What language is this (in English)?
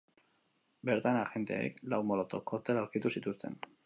Basque